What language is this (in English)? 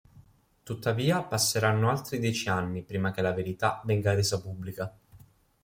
Italian